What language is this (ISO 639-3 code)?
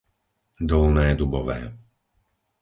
slk